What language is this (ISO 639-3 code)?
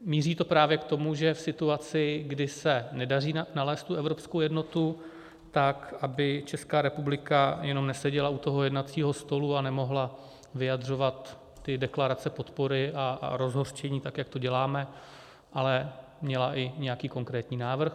ces